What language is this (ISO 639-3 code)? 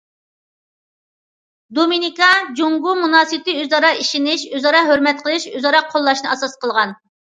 uig